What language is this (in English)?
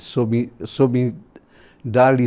Portuguese